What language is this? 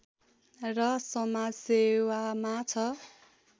Nepali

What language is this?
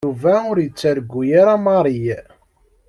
Kabyle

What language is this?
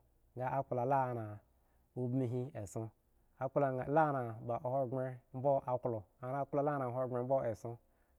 Eggon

